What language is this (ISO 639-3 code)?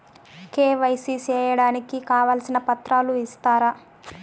tel